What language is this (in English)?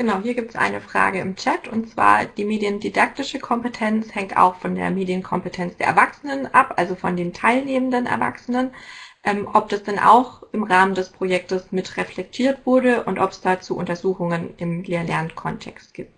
German